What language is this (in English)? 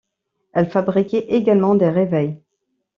French